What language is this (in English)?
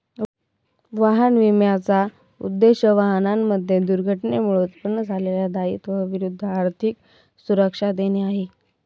Marathi